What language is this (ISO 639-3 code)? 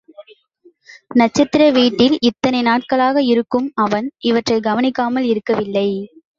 tam